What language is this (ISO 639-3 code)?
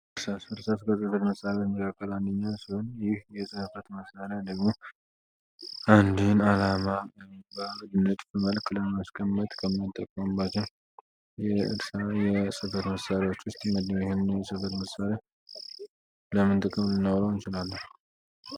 amh